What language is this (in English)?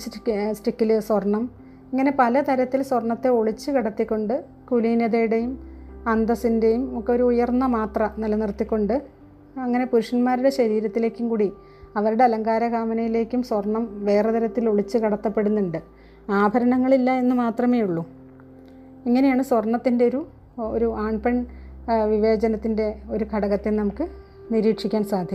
Malayalam